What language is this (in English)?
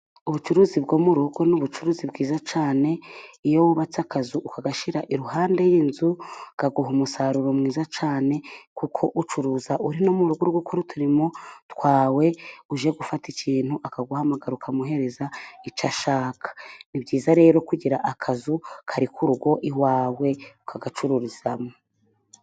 Kinyarwanda